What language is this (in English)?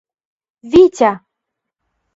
Mari